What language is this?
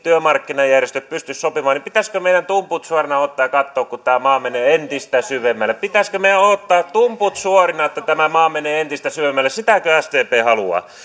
Finnish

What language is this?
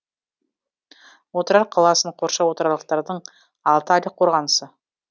Kazakh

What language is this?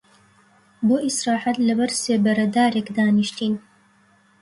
Central Kurdish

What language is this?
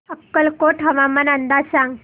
Marathi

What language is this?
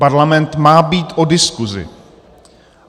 Czech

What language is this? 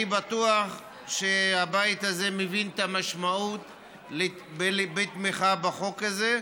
Hebrew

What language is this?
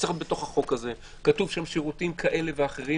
Hebrew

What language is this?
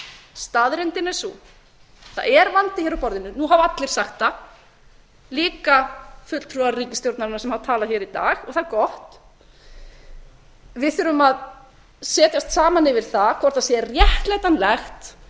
Icelandic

